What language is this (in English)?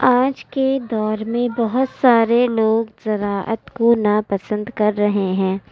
Urdu